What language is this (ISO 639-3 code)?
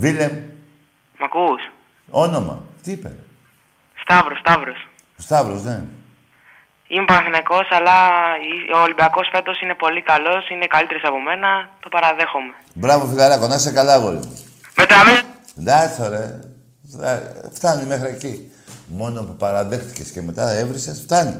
ell